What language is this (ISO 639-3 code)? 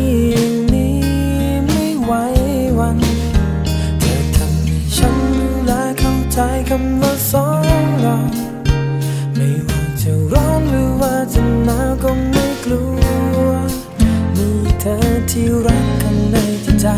tha